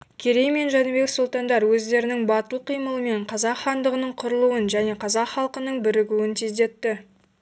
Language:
Kazakh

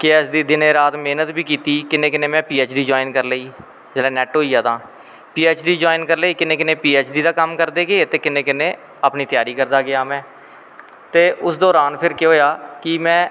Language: Dogri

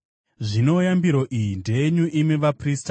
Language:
Shona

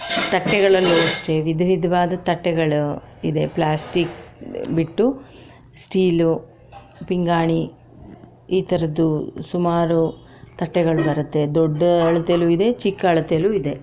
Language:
Kannada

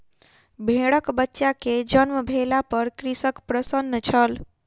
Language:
Maithili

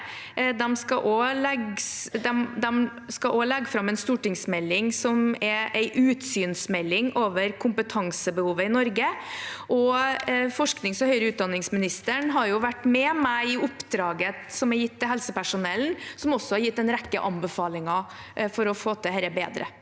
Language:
Norwegian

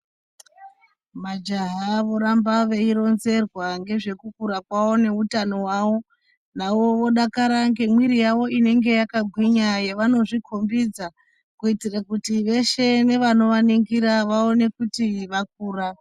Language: Ndau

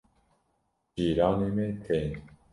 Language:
Kurdish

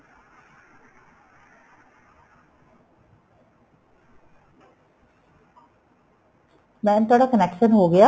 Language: Punjabi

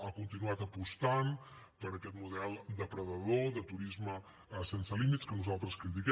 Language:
Catalan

